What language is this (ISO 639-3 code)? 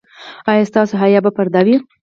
pus